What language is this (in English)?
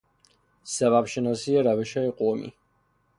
Persian